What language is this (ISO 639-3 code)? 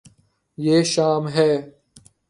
urd